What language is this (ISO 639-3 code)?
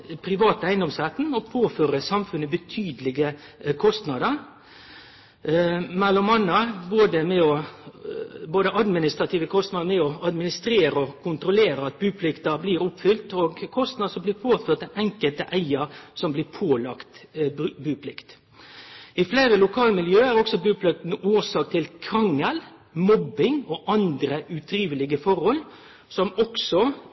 nno